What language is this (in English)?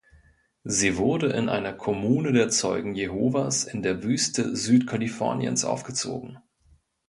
German